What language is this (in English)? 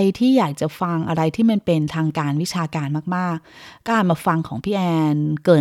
Thai